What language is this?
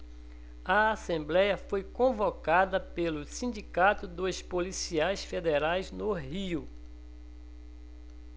Portuguese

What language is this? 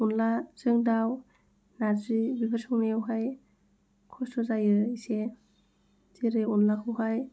Bodo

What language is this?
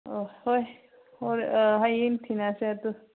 Manipuri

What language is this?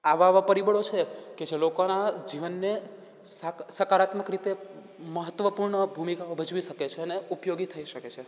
Gujarati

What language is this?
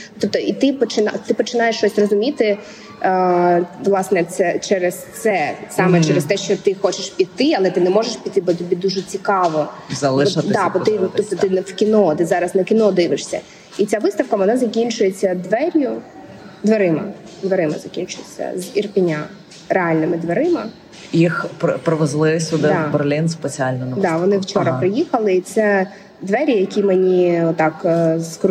Ukrainian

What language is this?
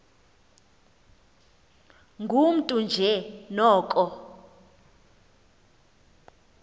Xhosa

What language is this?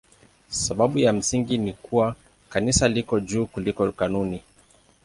Swahili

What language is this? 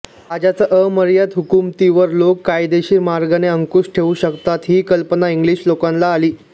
Marathi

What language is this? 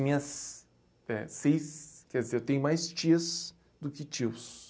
Portuguese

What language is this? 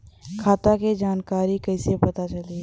Bhojpuri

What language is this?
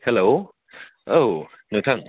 Bodo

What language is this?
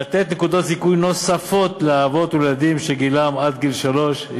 Hebrew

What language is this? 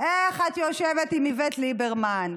Hebrew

